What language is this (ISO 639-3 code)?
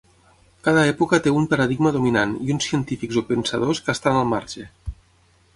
cat